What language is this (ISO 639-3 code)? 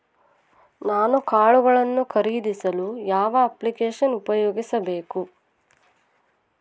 kan